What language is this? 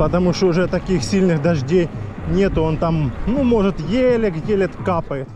Russian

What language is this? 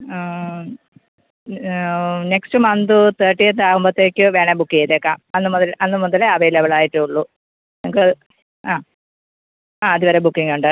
Malayalam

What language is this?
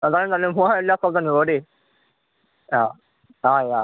Assamese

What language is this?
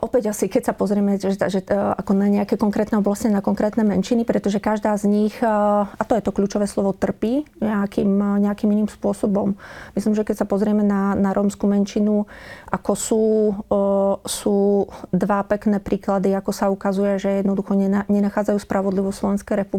Slovak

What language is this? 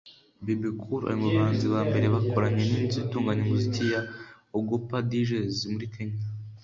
Kinyarwanda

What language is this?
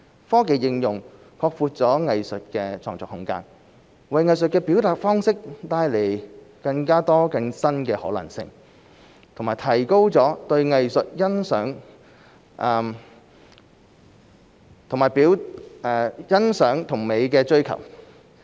Cantonese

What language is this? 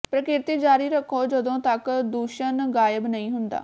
Punjabi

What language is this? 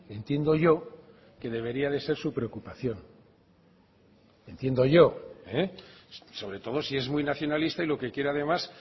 Spanish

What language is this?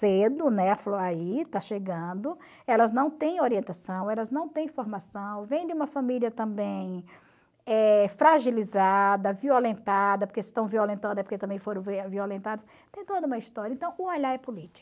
Portuguese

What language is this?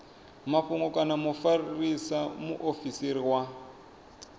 Venda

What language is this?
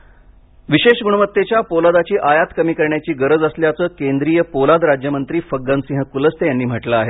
Marathi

